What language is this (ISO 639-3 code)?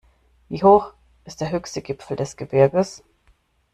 deu